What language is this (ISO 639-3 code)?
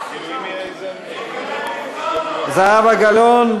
heb